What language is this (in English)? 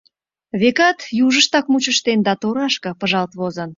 Mari